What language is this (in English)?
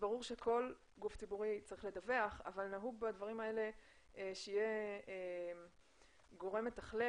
Hebrew